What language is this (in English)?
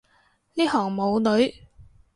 Cantonese